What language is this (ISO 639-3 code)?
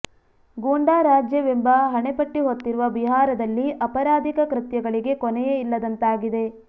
kan